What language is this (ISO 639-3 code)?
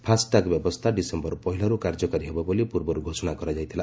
ori